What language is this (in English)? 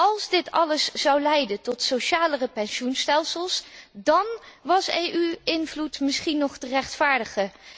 Dutch